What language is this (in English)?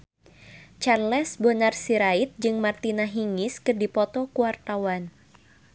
Sundanese